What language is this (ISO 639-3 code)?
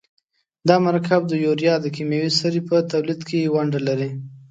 pus